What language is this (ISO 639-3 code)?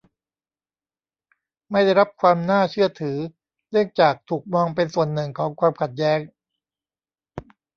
tha